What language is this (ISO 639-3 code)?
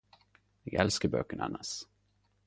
nno